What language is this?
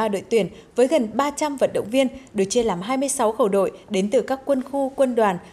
Vietnamese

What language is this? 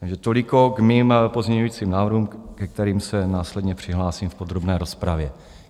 Czech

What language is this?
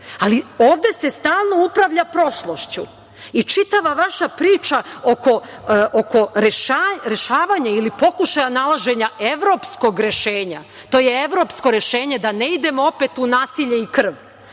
Serbian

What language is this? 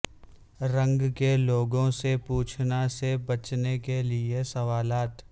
Urdu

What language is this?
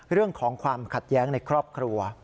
Thai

